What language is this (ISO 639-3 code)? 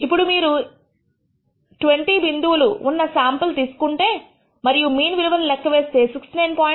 tel